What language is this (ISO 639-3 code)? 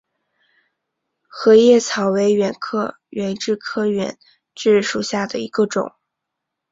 zho